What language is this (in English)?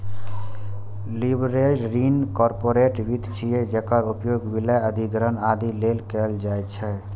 Maithili